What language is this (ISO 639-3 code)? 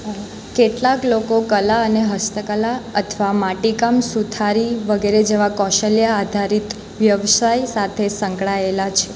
guj